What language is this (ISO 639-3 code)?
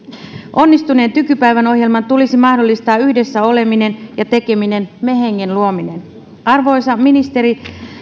fin